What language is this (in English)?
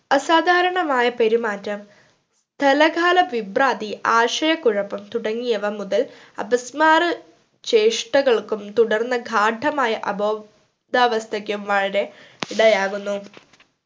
Malayalam